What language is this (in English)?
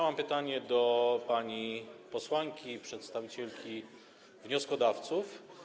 Polish